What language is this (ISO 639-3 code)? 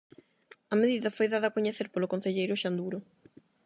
glg